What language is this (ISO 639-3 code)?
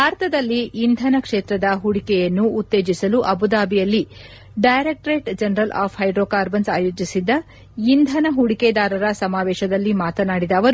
kan